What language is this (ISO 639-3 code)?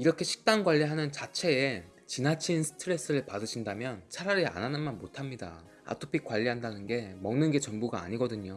kor